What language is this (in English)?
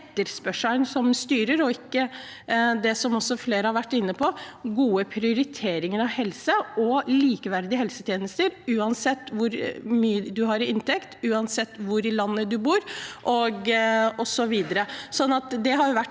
Norwegian